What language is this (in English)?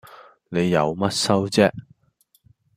Cantonese